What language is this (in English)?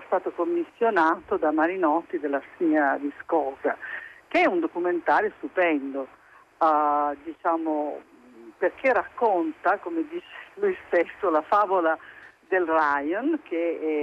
Italian